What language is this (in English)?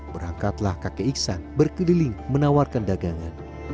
Indonesian